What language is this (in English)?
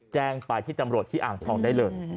Thai